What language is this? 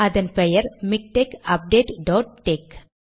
Tamil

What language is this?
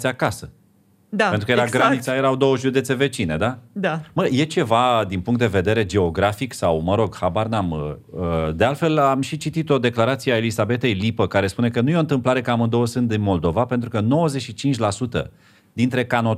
Romanian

